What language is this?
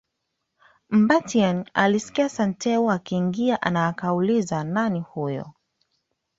Swahili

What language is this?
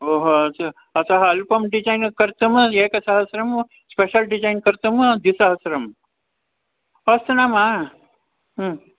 Sanskrit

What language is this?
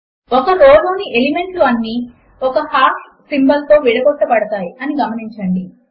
Telugu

